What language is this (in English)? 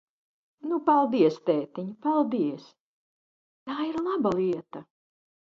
Latvian